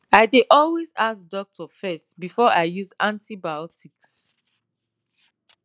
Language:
Nigerian Pidgin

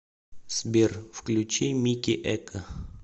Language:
Russian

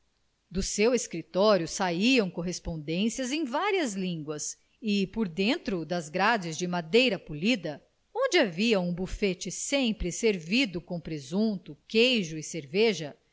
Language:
Portuguese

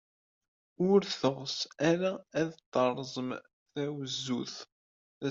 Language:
Kabyle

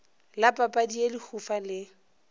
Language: Northern Sotho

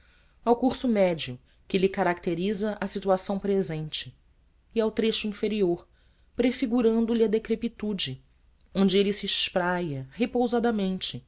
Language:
Portuguese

